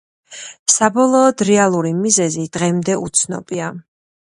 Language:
Georgian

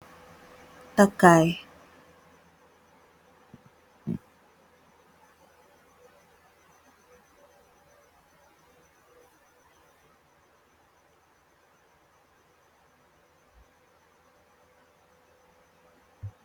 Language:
Wolof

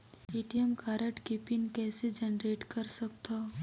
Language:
Chhattisgarhi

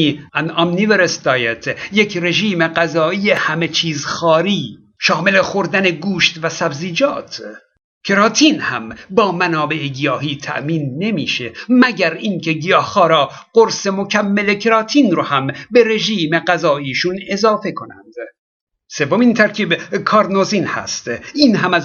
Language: Persian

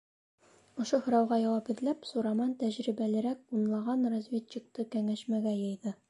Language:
Bashkir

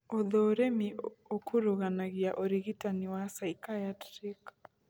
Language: Kikuyu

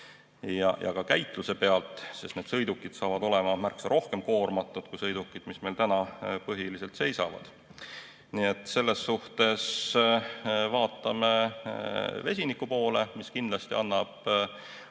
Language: Estonian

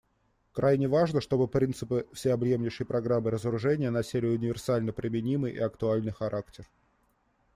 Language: Russian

